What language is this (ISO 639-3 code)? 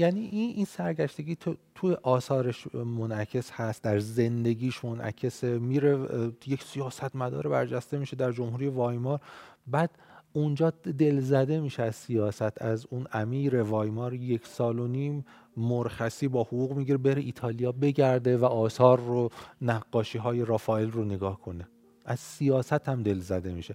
fas